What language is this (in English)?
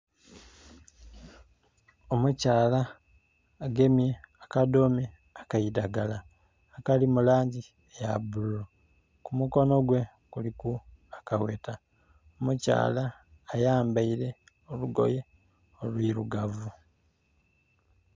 Soga